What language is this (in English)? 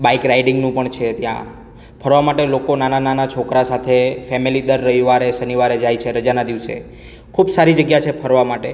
Gujarati